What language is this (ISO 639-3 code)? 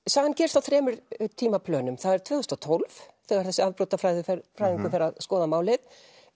isl